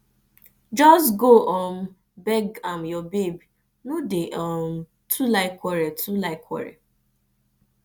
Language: Nigerian Pidgin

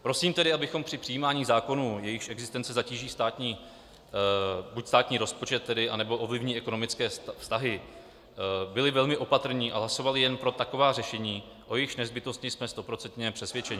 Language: Czech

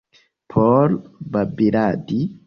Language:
Esperanto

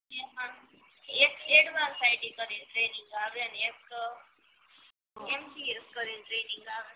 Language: Gujarati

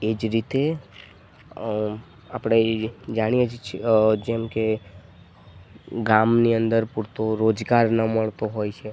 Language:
Gujarati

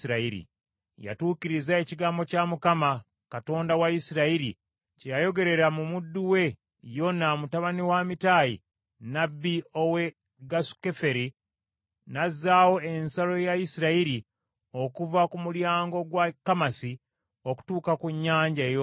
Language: Ganda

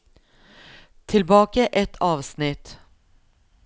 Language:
Norwegian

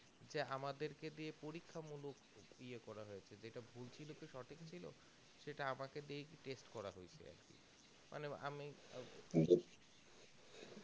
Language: Bangla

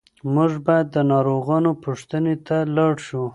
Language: Pashto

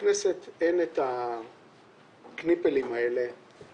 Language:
Hebrew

